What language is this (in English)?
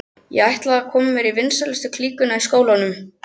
Icelandic